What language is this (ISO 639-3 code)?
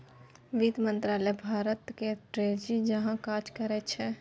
mai